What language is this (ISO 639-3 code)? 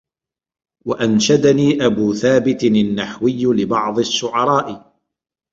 ara